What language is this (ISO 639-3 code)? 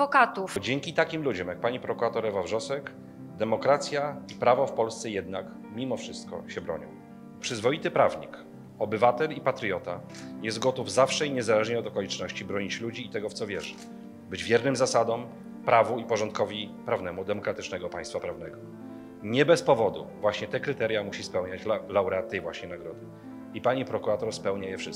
pol